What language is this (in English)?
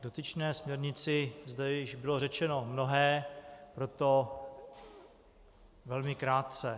Czech